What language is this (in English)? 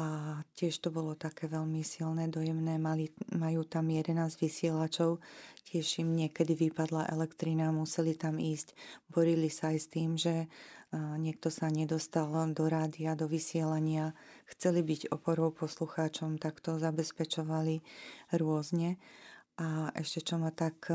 Slovak